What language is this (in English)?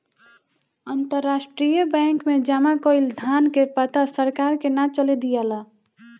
Bhojpuri